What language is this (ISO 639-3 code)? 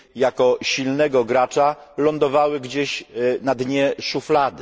pol